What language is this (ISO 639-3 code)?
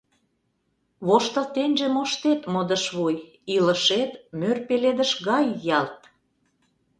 chm